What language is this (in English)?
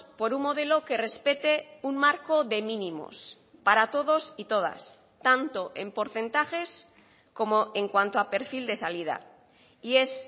Spanish